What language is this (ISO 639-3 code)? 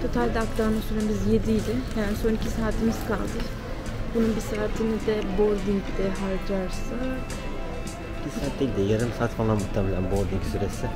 tur